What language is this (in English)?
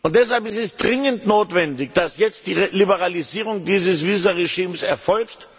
German